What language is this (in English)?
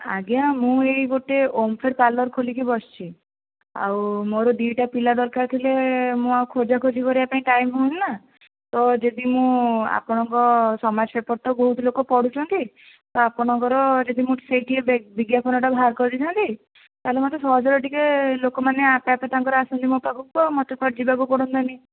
Odia